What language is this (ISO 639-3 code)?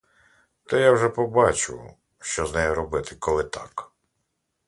ukr